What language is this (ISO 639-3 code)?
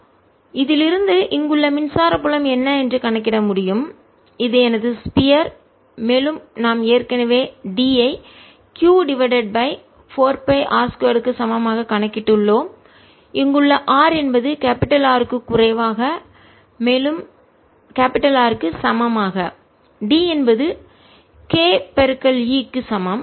tam